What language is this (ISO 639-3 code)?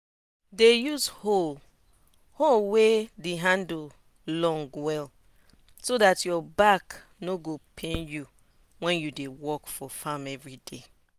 pcm